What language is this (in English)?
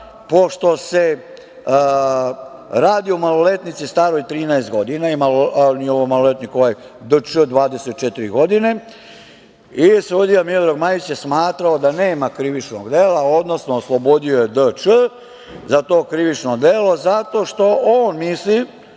Serbian